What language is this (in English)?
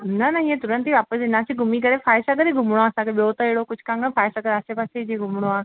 Sindhi